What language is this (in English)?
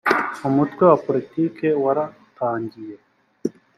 Kinyarwanda